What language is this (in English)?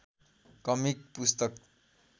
Nepali